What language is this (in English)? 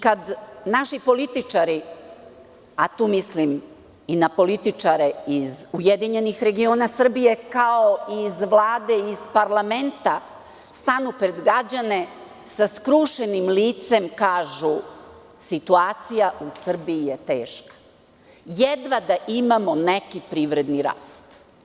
Serbian